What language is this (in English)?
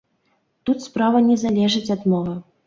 Belarusian